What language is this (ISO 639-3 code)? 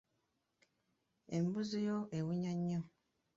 lug